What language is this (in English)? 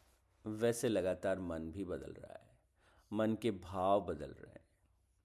Hindi